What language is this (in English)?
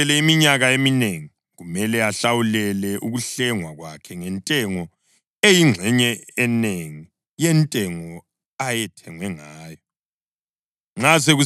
North Ndebele